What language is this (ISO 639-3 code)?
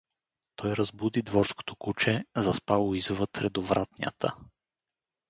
bul